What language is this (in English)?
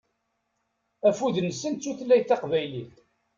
Kabyle